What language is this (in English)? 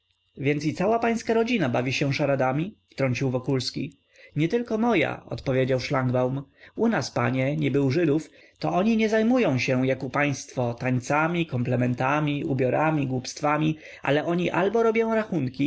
Polish